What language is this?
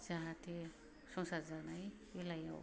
Bodo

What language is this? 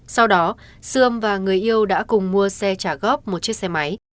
Vietnamese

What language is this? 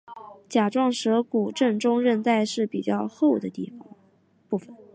Chinese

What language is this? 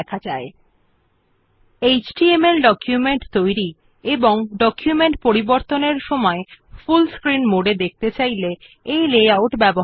Bangla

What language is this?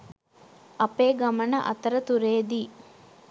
Sinhala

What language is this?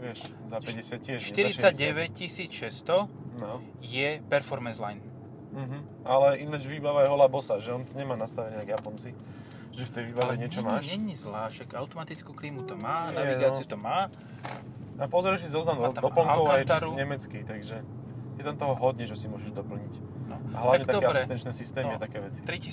Slovak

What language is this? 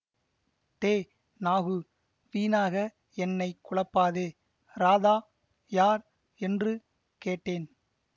Tamil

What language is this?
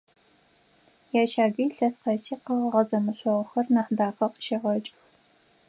Adyghe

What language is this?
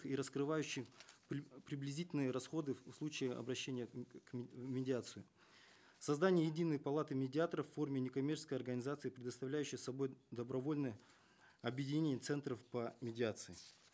Kazakh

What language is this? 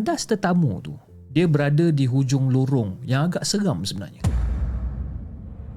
Malay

